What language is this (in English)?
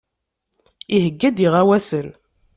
Kabyle